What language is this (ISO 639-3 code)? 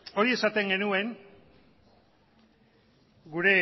eus